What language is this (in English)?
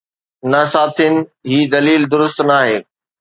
Sindhi